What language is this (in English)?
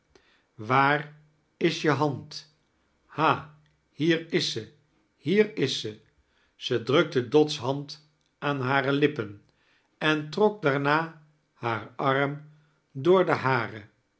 Dutch